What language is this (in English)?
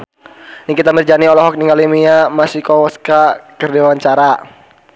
Sundanese